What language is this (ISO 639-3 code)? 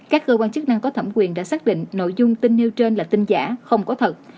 vie